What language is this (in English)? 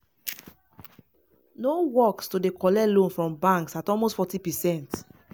Nigerian Pidgin